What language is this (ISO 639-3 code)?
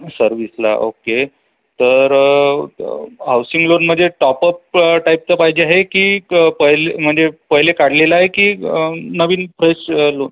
mar